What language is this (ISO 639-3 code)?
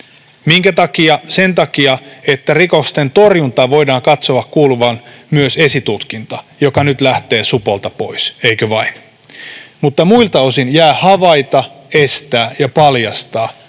fin